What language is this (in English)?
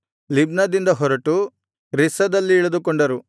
Kannada